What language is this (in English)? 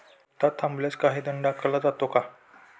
Marathi